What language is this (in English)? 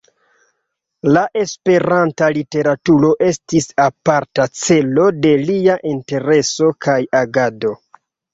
Esperanto